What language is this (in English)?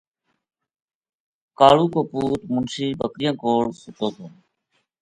Gujari